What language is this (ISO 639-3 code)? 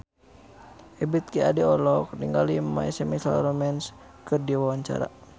sun